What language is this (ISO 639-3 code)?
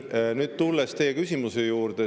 est